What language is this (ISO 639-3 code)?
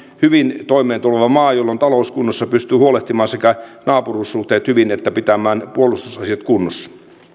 fin